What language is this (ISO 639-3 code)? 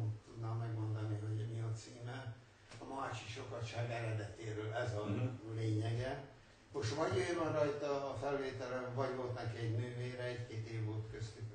hun